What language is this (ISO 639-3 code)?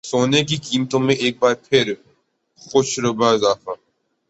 urd